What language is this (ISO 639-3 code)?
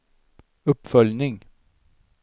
swe